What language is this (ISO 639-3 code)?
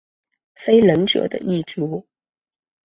zho